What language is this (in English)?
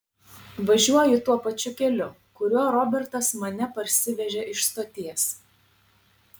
Lithuanian